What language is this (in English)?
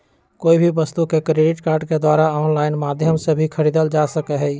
Magahi